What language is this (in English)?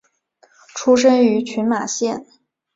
Chinese